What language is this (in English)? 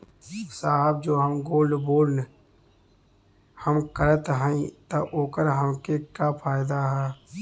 Bhojpuri